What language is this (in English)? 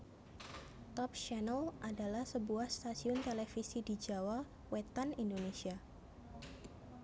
Javanese